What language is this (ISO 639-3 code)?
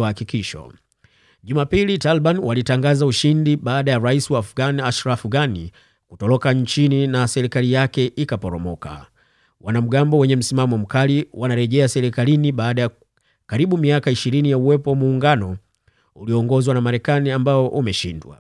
swa